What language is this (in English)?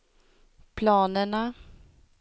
Swedish